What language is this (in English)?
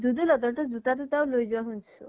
Assamese